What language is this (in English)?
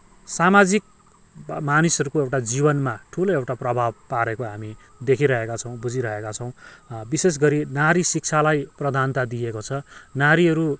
Nepali